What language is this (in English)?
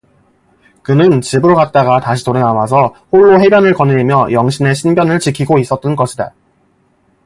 Korean